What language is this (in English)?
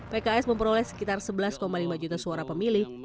Indonesian